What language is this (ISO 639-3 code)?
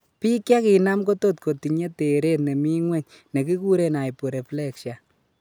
kln